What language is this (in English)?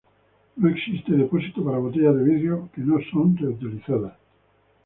Spanish